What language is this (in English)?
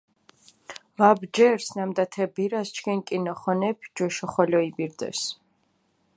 Mingrelian